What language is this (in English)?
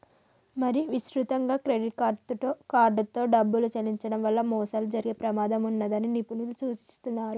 Telugu